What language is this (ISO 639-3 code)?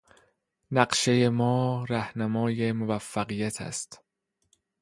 fas